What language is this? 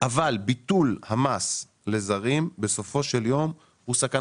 Hebrew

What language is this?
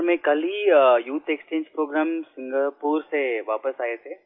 Hindi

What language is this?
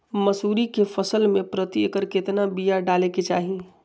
Magahi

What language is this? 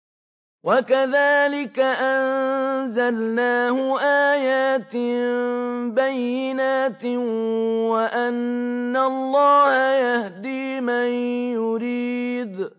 Arabic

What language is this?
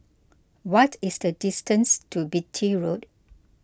English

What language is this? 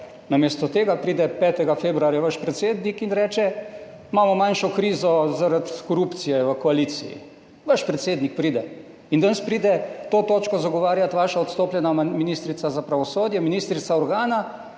Slovenian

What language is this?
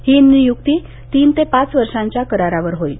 Marathi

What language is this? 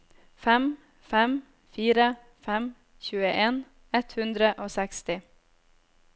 Norwegian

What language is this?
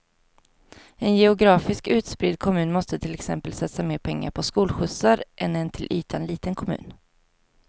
Swedish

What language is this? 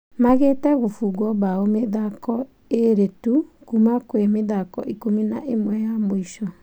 Kikuyu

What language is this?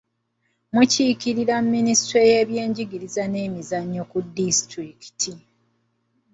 Ganda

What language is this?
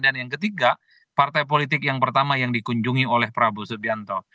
Indonesian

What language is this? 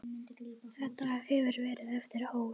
Icelandic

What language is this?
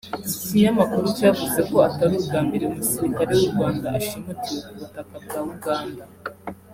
Kinyarwanda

